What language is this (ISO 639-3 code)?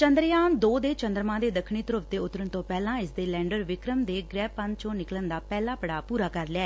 pan